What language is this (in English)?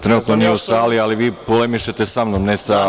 Serbian